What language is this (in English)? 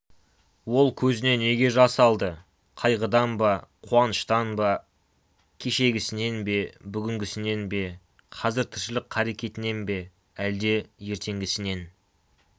Kazakh